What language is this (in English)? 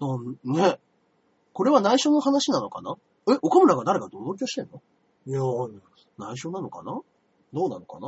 Japanese